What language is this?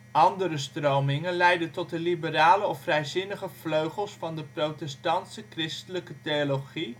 Dutch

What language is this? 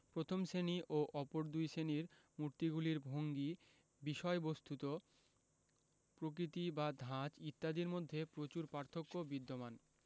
Bangla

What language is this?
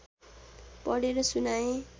Nepali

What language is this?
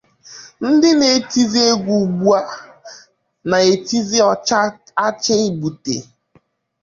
Igbo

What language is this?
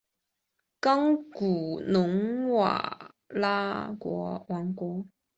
Chinese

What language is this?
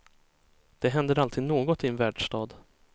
Swedish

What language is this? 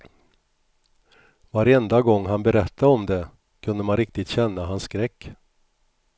Swedish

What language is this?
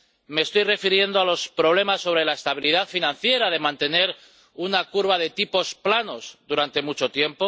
Spanish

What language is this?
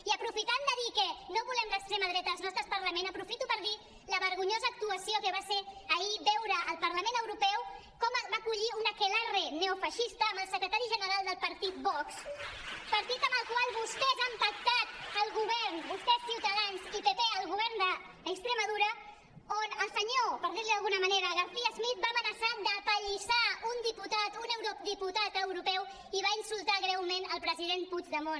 Catalan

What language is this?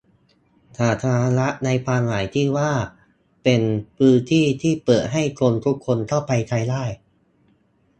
Thai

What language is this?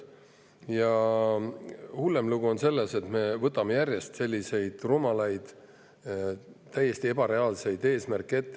Estonian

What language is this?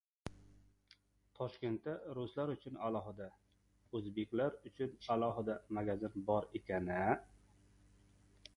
Uzbek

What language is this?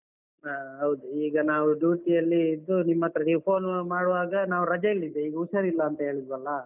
Kannada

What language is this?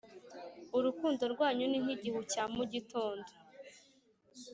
Kinyarwanda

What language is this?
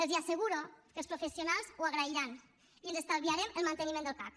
Catalan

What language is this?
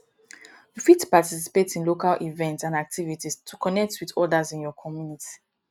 Nigerian Pidgin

